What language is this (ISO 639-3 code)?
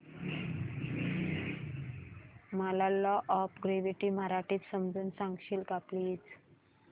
mar